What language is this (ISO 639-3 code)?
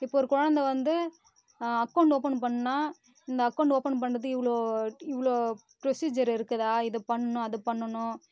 tam